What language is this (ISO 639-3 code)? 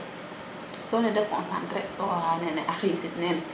srr